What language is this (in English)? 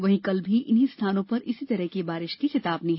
Hindi